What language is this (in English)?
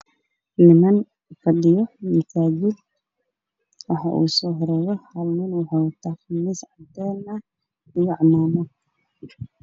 Somali